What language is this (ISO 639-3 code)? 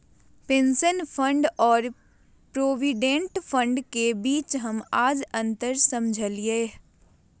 mag